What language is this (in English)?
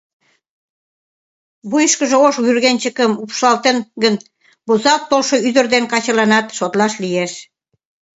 Mari